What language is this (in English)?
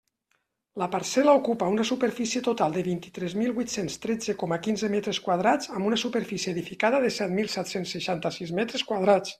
Catalan